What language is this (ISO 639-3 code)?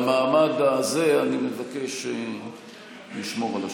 heb